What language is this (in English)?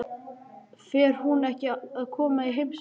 Icelandic